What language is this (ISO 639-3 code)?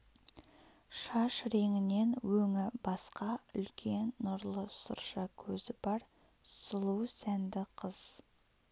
kaz